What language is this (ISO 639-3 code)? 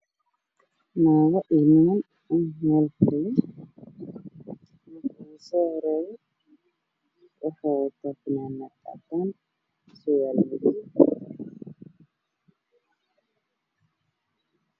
som